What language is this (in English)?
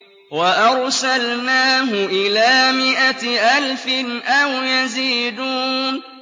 Arabic